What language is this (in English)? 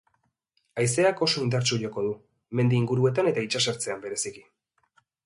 Basque